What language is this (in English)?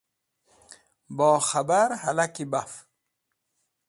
Wakhi